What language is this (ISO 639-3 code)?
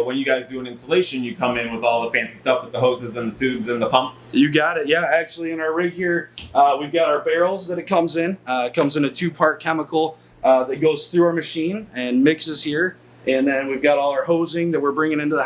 eng